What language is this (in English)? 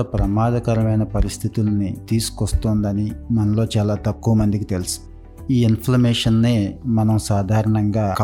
Telugu